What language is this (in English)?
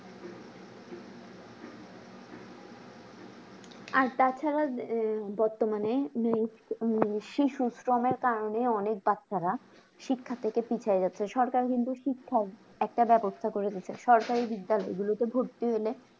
Bangla